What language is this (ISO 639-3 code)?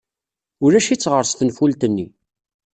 kab